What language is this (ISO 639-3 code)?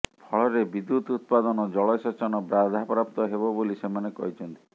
ori